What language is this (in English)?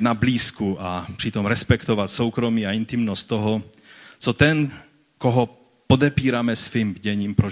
Czech